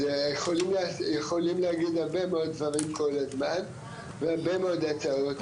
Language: Hebrew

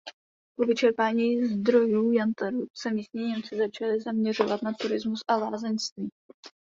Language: Czech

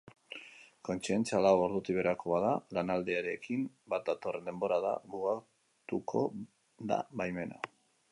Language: Basque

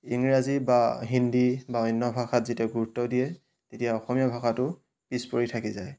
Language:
Assamese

